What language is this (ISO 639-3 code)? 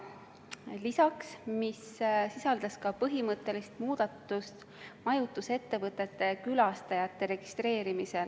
est